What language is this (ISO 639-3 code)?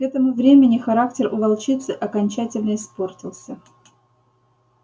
rus